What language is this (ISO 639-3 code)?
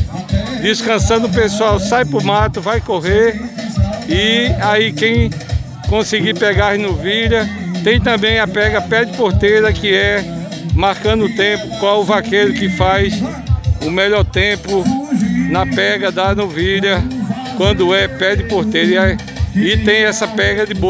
por